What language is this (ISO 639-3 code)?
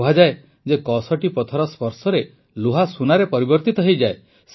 ori